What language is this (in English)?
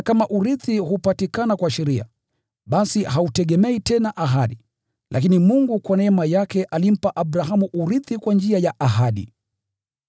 Swahili